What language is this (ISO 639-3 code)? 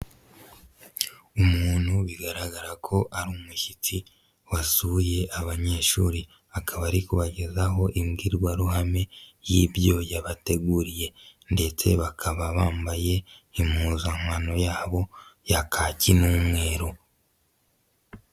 kin